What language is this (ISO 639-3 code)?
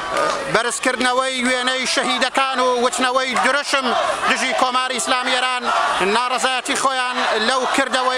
ara